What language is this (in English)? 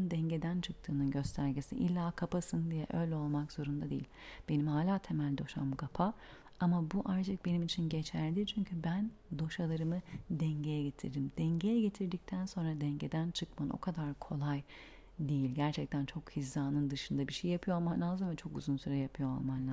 Turkish